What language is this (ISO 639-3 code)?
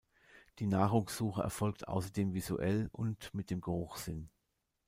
deu